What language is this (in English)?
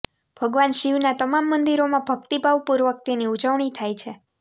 Gujarati